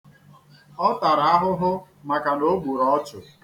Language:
Igbo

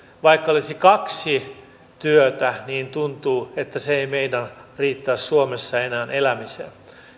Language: Finnish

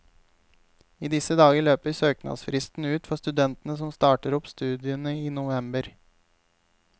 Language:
Norwegian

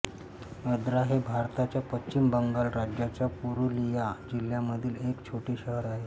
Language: Marathi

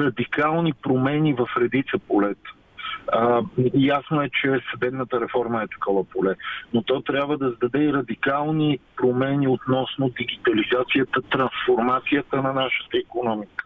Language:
Bulgarian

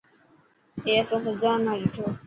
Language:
Dhatki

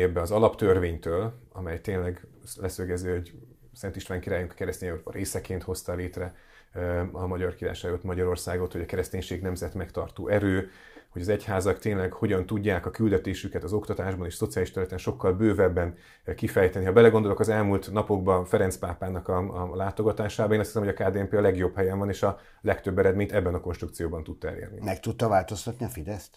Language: Hungarian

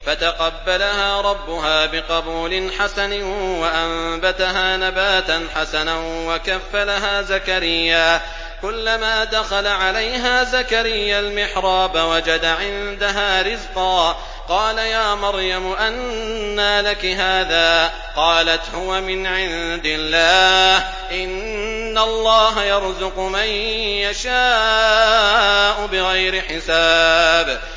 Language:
Arabic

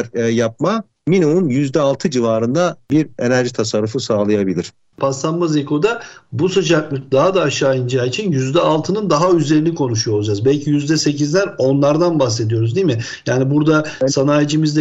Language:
Turkish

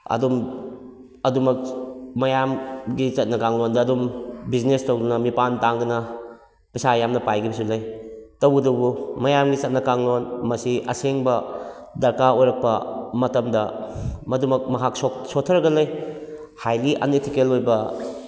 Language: Manipuri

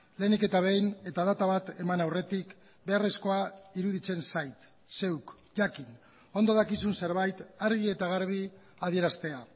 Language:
Basque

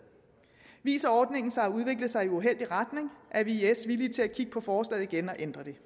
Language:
Danish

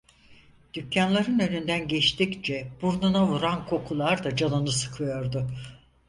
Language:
Turkish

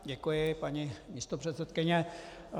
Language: Czech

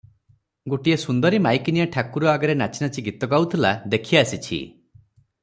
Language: Odia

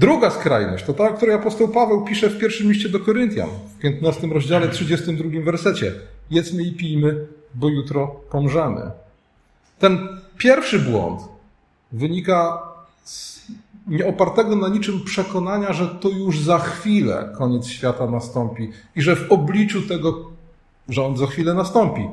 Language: Polish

